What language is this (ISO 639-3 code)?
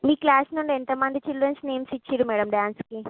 tel